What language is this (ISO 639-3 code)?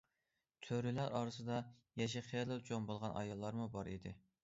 uig